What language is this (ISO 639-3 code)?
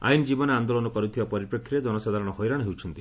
ori